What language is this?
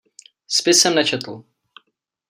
Czech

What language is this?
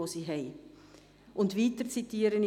Swiss German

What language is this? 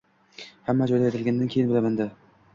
Uzbek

